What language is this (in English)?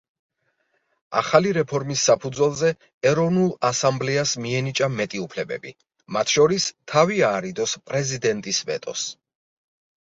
Georgian